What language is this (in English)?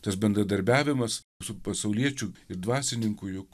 Lithuanian